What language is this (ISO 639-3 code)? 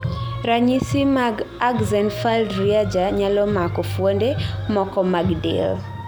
luo